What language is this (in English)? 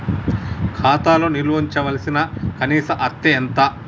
Telugu